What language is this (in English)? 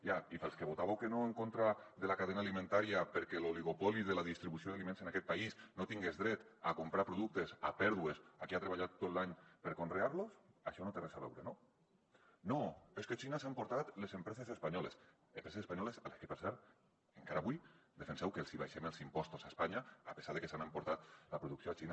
Catalan